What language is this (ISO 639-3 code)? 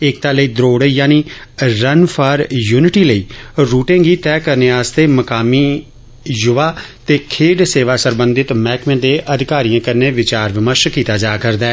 doi